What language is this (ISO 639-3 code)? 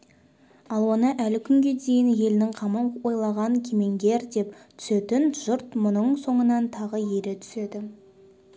kaz